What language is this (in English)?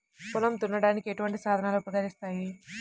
Telugu